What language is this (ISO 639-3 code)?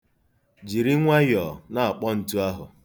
ibo